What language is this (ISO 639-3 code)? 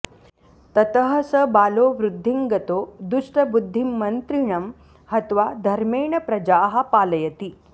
san